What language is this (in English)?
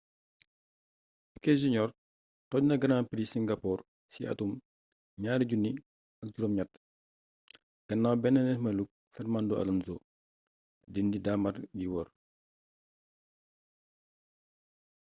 Wolof